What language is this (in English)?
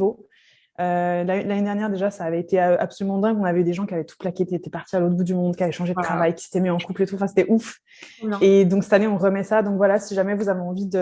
French